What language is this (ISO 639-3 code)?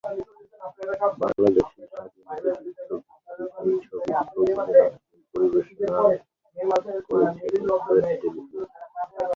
ben